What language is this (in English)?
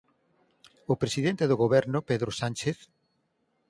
Galician